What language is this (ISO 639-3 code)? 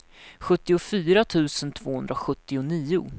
swe